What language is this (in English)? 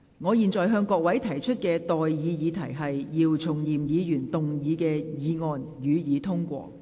Cantonese